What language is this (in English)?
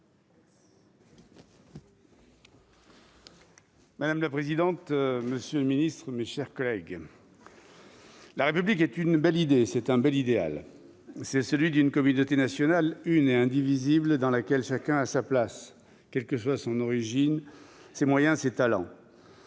French